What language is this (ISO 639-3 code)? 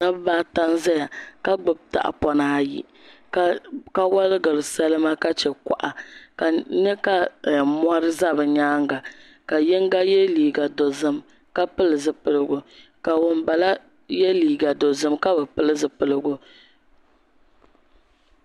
dag